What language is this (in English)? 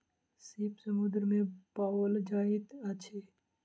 Maithili